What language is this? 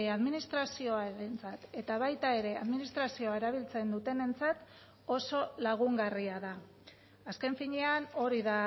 Basque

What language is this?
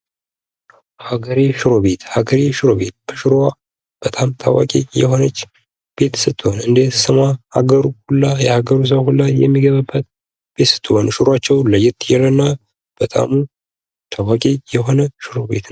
Amharic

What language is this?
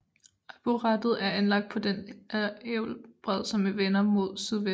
Danish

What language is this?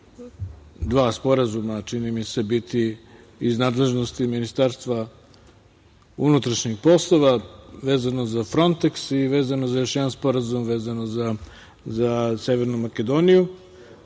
Serbian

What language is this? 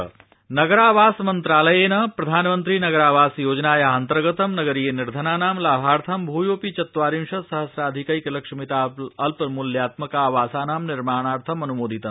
Sanskrit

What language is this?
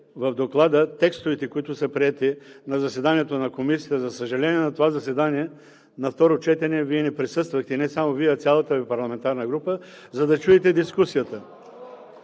Bulgarian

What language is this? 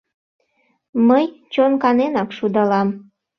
Mari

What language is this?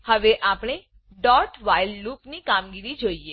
Gujarati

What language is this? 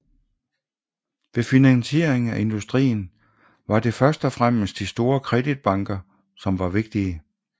Danish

